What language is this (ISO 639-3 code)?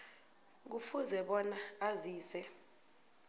nbl